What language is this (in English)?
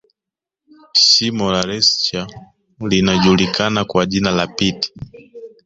Swahili